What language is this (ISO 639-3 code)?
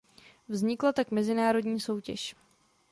ces